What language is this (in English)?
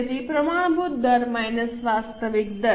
Gujarati